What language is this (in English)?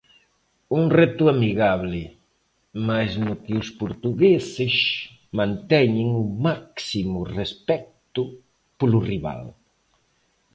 Galician